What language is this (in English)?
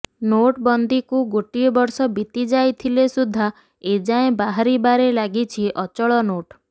Odia